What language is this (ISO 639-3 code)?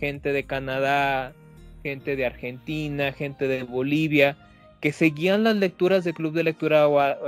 spa